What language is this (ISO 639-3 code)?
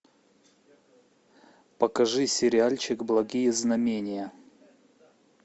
rus